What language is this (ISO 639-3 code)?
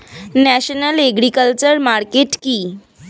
ben